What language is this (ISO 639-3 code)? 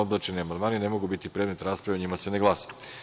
srp